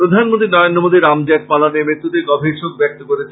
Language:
Bangla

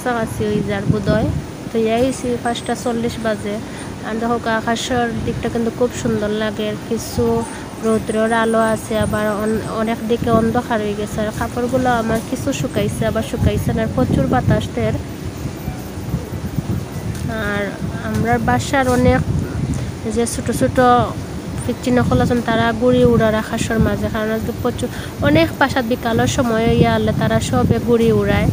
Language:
Indonesian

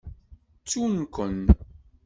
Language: Kabyle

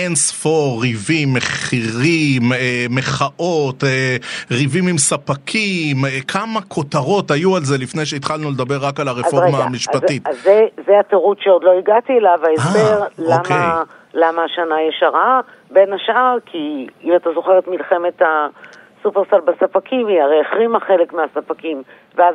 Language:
Hebrew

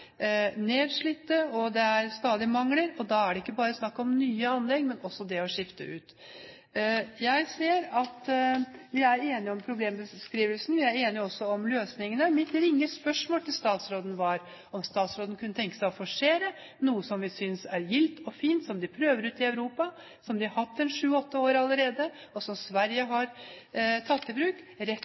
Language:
Norwegian Bokmål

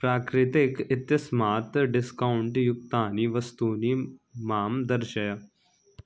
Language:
Sanskrit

